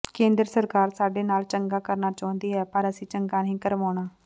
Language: Punjabi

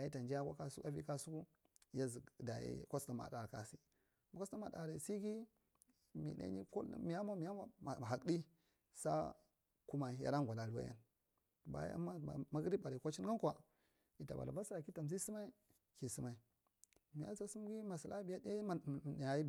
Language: Marghi Central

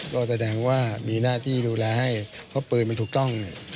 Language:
Thai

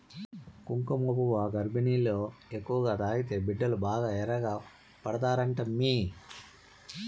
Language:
Telugu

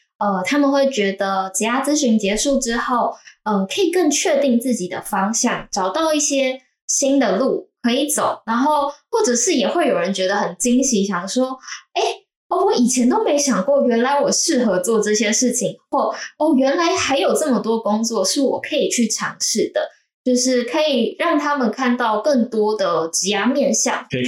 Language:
Chinese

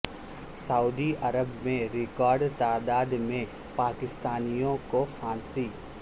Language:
Urdu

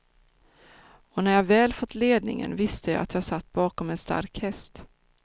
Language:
Swedish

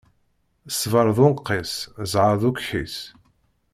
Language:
Kabyle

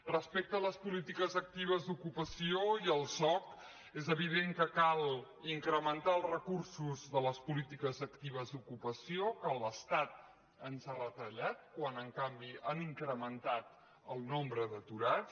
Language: Catalan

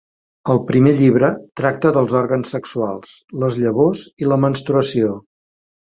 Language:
Catalan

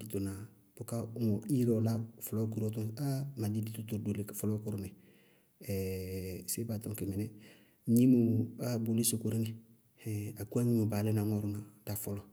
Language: Bago-Kusuntu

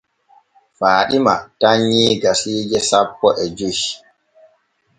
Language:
Borgu Fulfulde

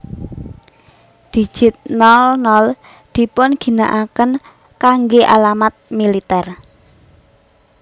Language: Javanese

